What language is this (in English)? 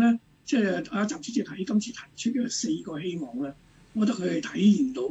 Chinese